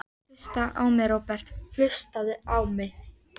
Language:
Icelandic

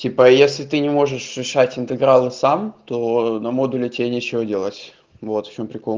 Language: Russian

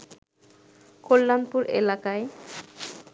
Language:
Bangla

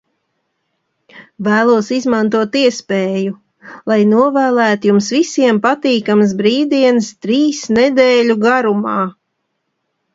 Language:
Latvian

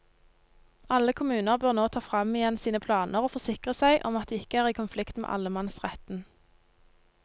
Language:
Norwegian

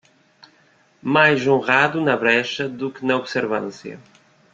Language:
Portuguese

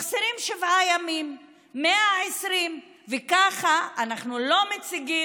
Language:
Hebrew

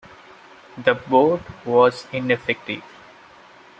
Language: English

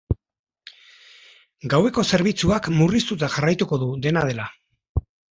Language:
Basque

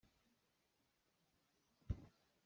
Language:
Hakha Chin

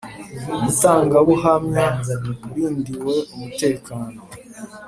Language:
Kinyarwanda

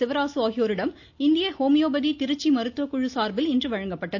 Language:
Tamil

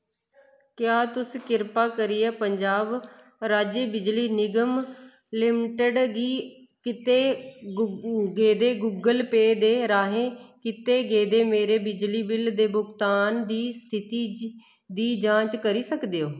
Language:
Dogri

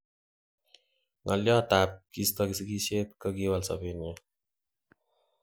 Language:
Kalenjin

